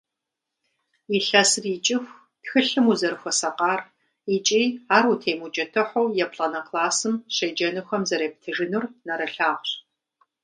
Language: Kabardian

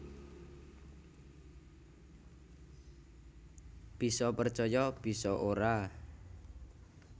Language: Javanese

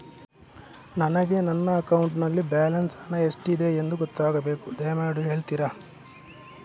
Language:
Kannada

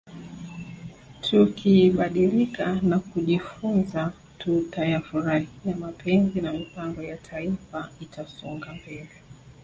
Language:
Swahili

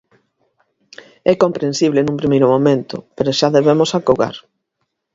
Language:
Galician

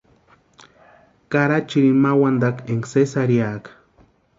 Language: Western Highland Purepecha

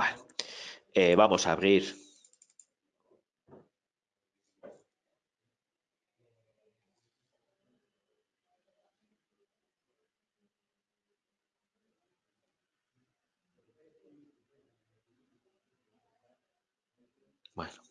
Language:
Spanish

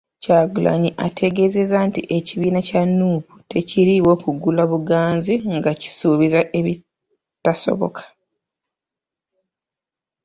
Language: Ganda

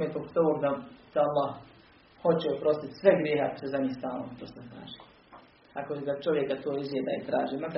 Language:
Croatian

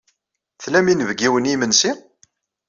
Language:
Kabyle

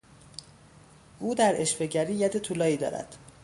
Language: Persian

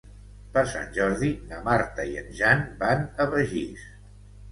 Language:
Catalan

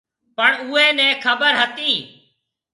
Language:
Marwari (Pakistan)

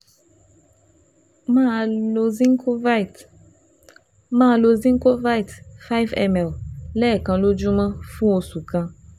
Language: Yoruba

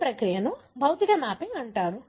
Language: Telugu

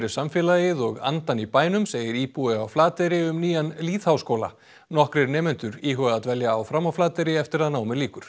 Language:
Icelandic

